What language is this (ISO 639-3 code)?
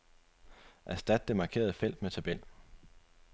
dan